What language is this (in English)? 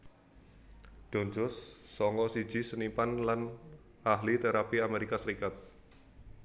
Javanese